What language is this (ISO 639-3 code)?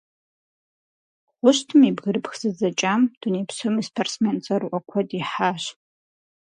kbd